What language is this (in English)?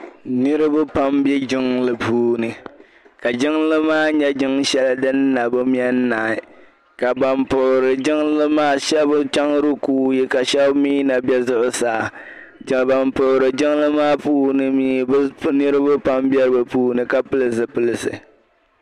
Dagbani